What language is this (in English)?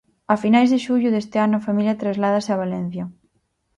Galician